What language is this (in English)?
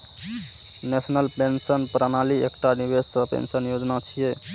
Maithili